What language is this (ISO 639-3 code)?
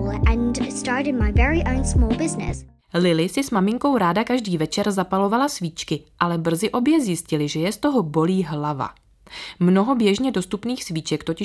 ces